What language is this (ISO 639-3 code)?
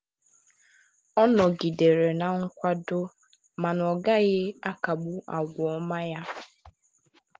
ibo